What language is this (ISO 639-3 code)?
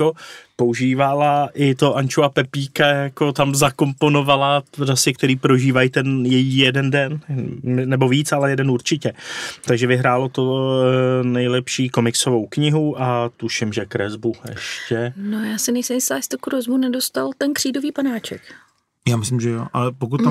ces